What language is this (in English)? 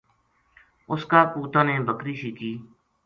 Gujari